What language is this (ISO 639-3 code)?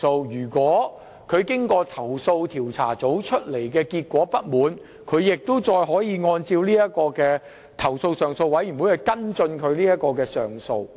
yue